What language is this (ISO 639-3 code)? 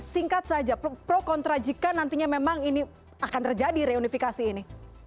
ind